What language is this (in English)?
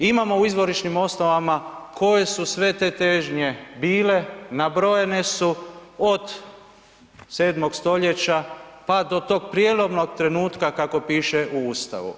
Croatian